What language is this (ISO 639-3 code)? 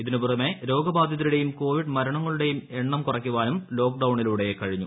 mal